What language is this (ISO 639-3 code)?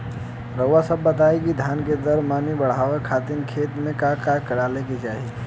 bho